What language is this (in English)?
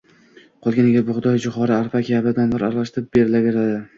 Uzbek